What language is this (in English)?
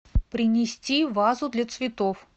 Russian